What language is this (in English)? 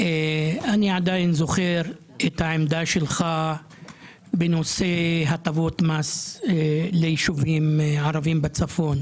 Hebrew